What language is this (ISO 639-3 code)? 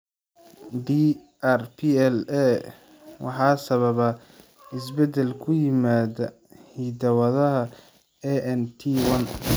som